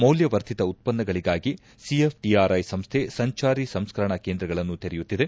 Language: Kannada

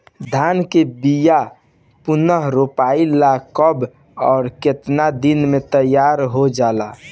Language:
Bhojpuri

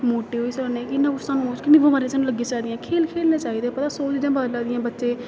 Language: Dogri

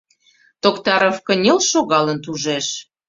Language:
Mari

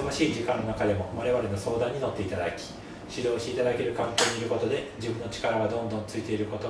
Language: Japanese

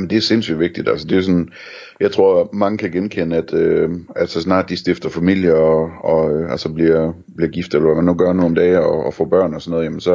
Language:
Danish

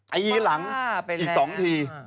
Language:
Thai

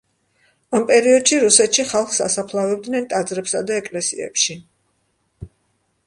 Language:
Georgian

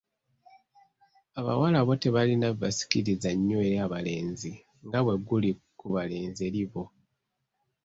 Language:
Ganda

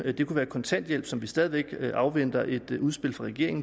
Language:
Danish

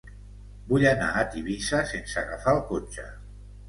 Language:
Catalan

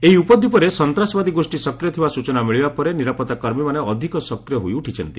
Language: Odia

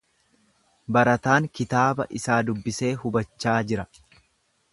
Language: Oromo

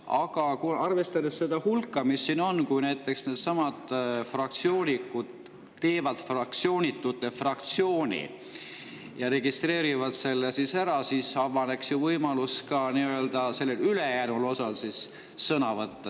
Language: Estonian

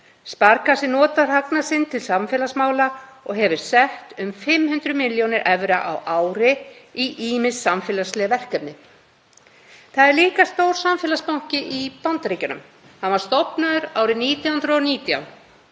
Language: Icelandic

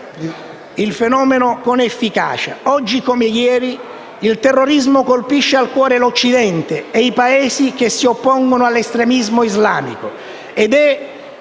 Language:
Italian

